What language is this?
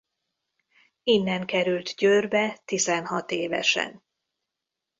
Hungarian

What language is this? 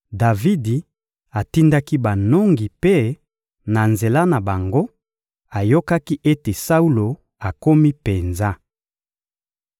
Lingala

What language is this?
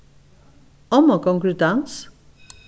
Faroese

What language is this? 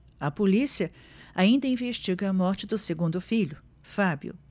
Portuguese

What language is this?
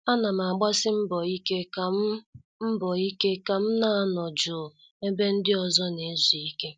Igbo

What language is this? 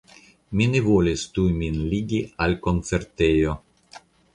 Esperanto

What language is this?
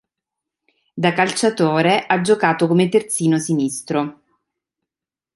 Italian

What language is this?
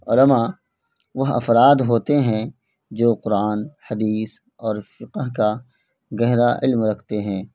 Urdu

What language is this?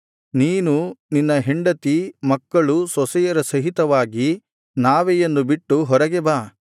Kannada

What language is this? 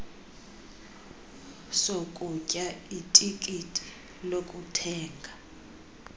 Xhosa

